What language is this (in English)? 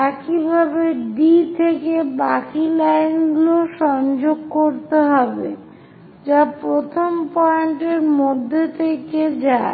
Bangla